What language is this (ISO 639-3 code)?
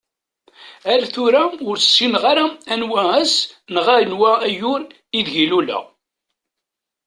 kab